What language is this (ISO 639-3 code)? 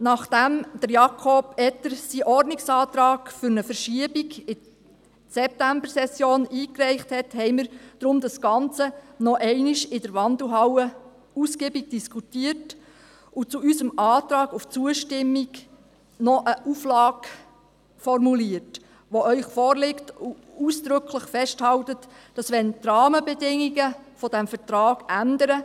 gsw